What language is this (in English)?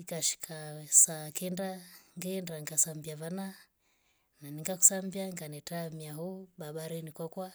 Rombo